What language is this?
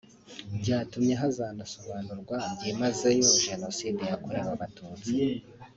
Kinyarwanda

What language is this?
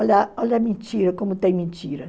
Portuguese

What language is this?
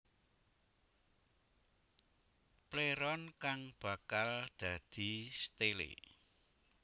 Javanese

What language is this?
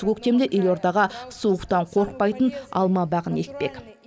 Kazakh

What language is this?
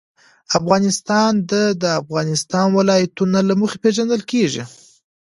Pashto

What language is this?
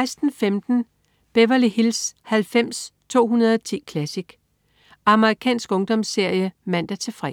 Danish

